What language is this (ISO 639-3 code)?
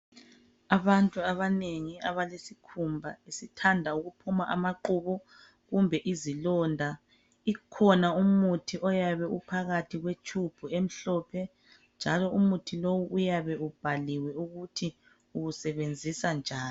nde